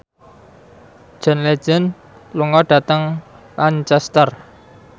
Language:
Javanese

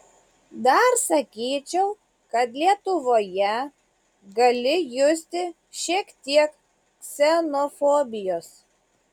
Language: Lithuanian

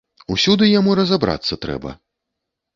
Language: Belarusian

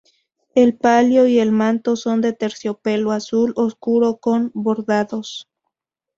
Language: Spanish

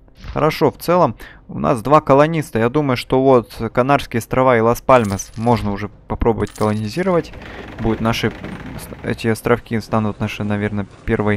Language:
Russian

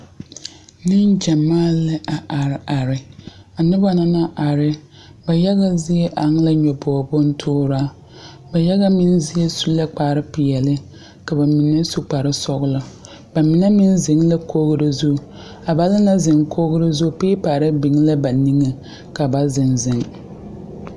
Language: Southern Dagaare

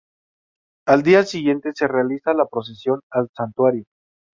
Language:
Spanish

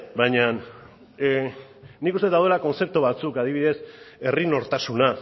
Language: Basque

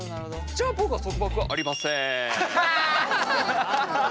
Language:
Japanese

